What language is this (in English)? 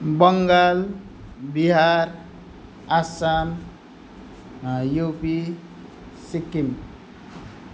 Nepali